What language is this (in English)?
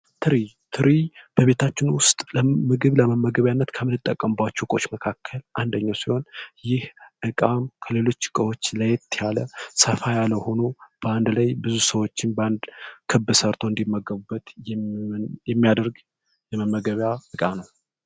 Amharic